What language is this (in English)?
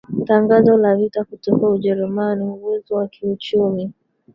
Swahili